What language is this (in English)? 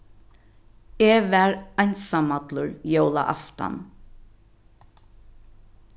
Faroese